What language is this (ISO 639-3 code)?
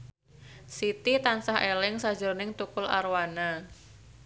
jav